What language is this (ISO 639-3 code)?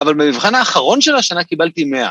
heb